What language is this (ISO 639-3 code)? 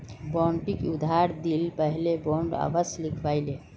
mag